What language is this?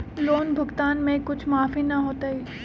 Magahi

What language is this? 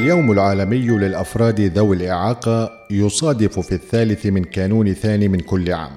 Arabic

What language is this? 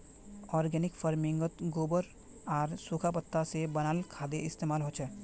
Magahi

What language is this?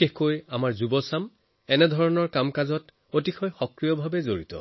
Assamese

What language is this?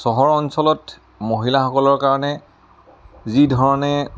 Assamese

